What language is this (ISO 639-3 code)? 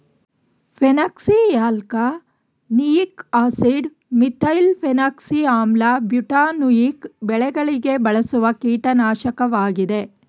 kan